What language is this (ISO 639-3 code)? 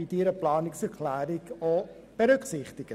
gsw